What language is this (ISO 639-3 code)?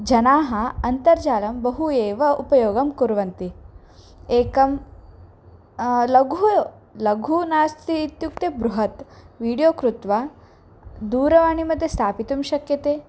san